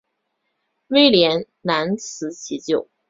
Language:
Chinese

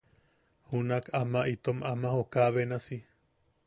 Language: Yaqui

